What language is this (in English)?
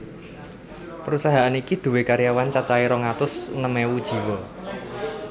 Javanese